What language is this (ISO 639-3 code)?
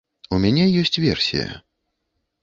bel